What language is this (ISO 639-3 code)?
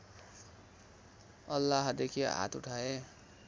nep